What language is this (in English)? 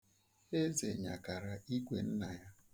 Igbo